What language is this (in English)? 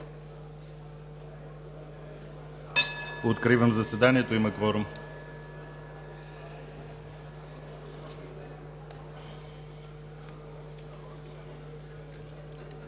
Bulgarian